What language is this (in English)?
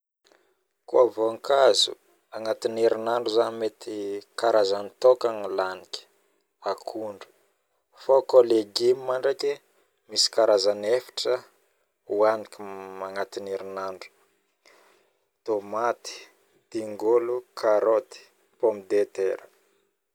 Northern Betsimisaraka Malagasy